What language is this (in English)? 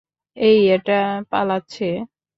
Bangla